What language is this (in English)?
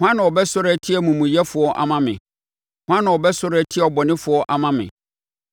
Akan